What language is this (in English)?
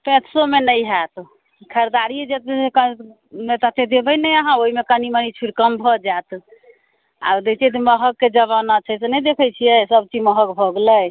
Maithili